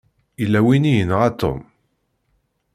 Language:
Kabyle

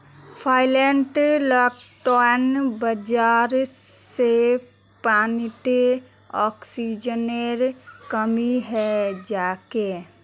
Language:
Magahi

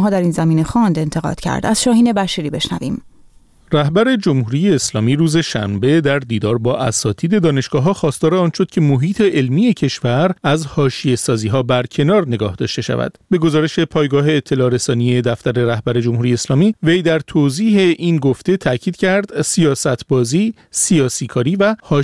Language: Persian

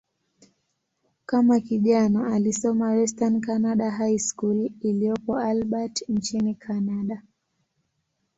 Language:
Swahili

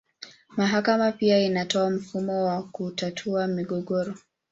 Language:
Swahili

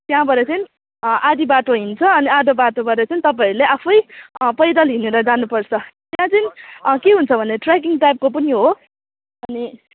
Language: Nepali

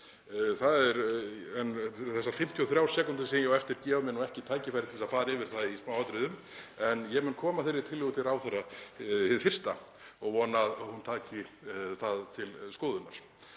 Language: Icelandic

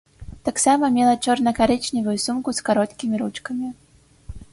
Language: Belarusian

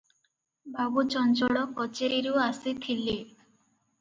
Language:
Odia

